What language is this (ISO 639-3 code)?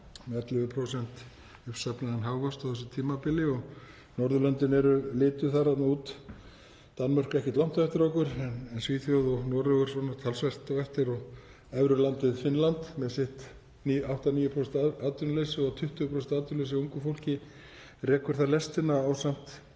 isl